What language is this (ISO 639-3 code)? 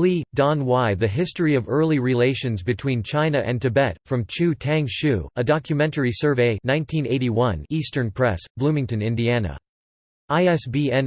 eng